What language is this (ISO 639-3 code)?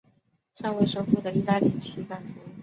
zho